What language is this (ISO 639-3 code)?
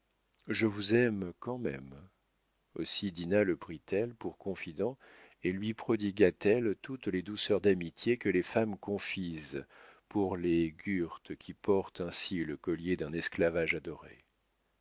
fra